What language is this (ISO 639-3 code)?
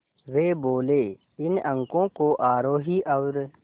hin